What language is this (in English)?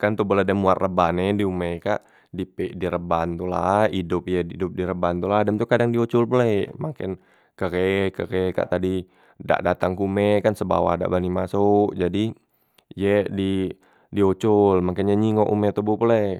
Musi